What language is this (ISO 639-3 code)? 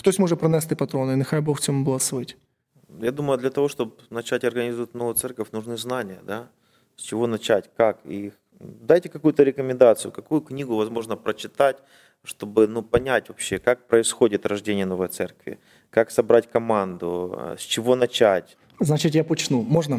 ukr